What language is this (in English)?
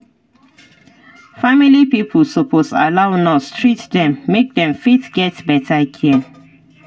Nigerian Pidgin